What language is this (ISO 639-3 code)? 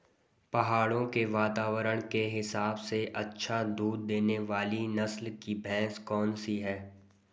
hin